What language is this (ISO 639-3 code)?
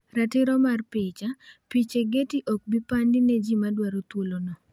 luo